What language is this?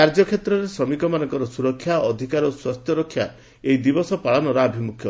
Odia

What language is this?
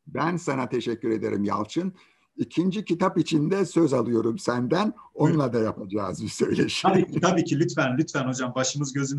Turkish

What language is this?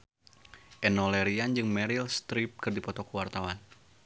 Sundanese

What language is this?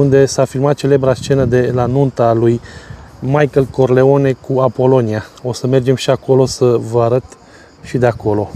Romanian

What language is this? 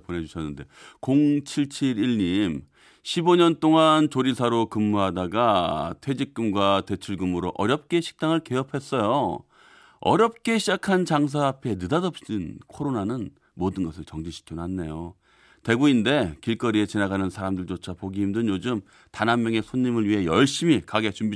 Korean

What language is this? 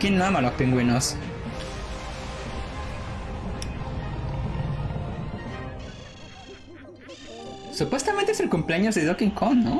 Spanish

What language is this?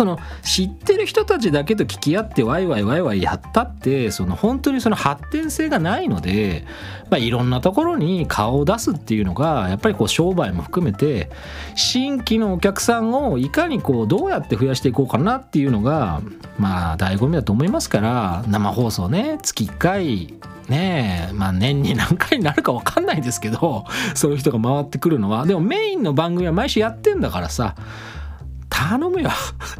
Japanese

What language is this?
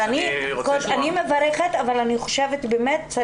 Hebrew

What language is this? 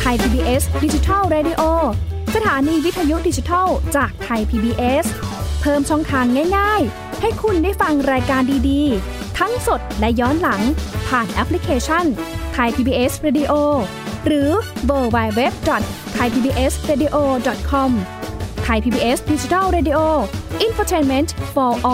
Thai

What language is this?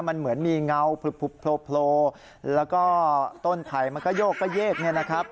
Thai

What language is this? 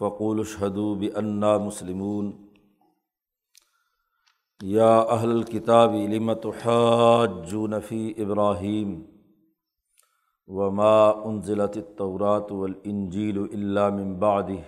Urdu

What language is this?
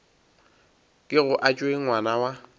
Northern Sotho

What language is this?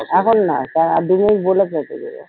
Bangla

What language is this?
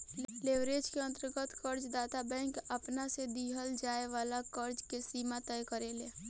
Bhojpuri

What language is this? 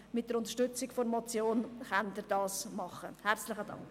Swiss German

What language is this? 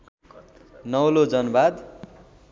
Nepali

